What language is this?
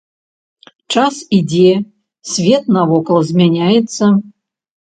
Belarusian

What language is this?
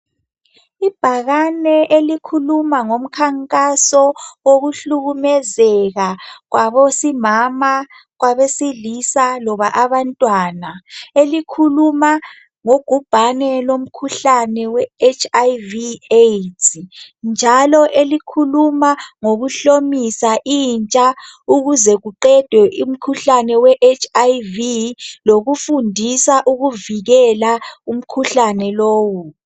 North Ndebele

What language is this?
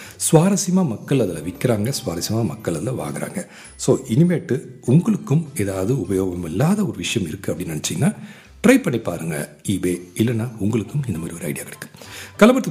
Tamil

